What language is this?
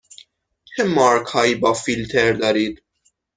Persian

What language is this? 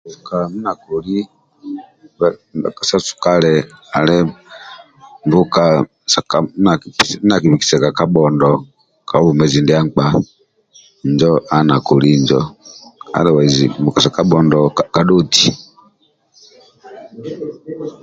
Amba (Uganda)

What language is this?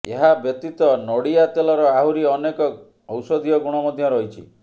Odia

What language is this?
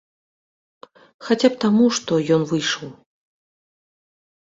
Belarusian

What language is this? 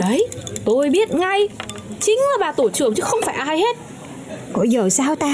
Vietnamese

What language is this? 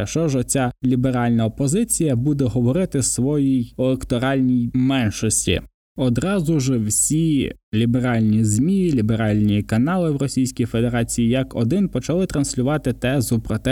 Ukrainian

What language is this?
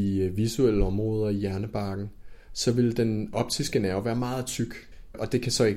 Danish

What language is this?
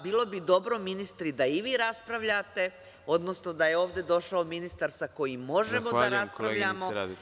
Serbian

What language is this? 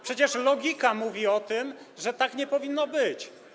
Polish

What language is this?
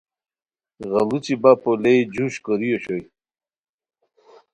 Khowar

